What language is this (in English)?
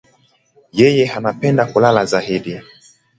Swahili